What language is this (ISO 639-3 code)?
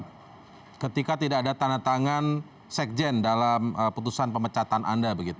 ind